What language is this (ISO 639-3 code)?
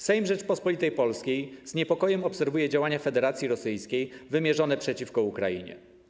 pol